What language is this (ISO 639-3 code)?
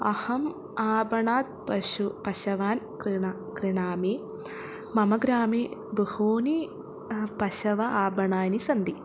san